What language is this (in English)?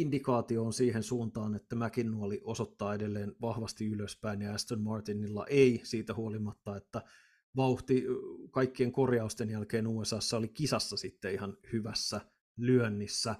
Finnish